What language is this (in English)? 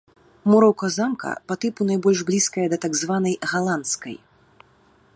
Belarusian